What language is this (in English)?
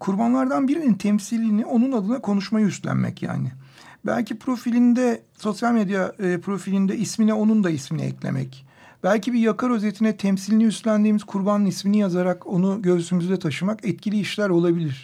Turkish